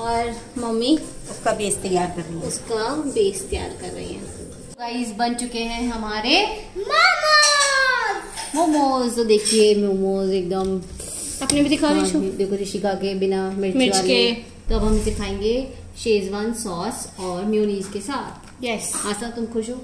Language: Hindi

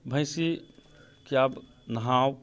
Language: Maithili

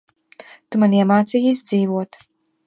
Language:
Latvian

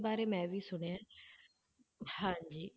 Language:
Punjabi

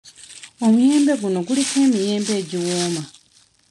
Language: Ganda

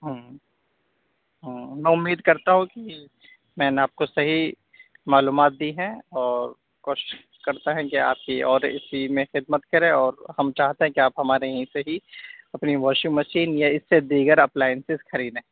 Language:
Urdu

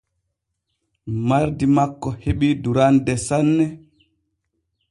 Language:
Borgu Fulfulde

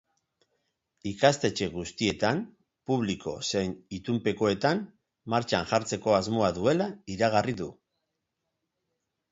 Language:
Basque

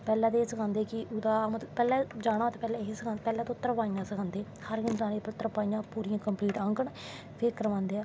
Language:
Dogri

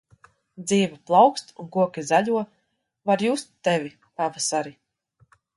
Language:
Latvian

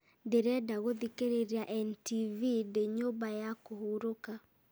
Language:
Kikuyu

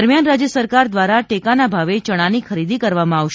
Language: Gujarati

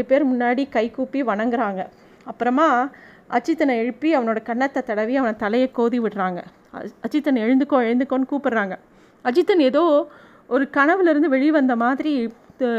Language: Tamil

